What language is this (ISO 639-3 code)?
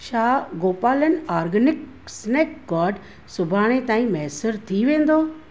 snd